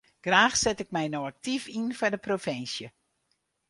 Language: Western Frisian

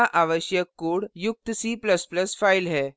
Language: Hindi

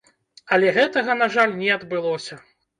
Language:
Belarusian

